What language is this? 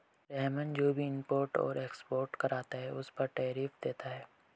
Hindi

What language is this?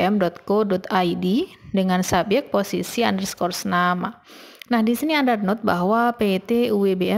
Indonesian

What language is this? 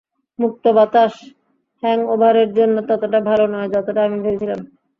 Bangla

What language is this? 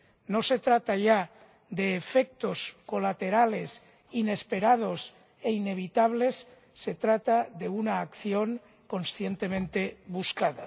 Spanish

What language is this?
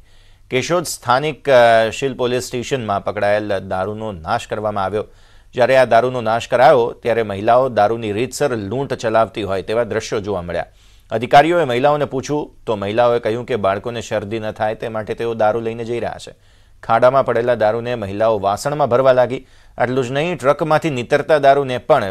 Hindi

